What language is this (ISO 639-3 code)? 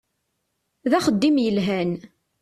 kab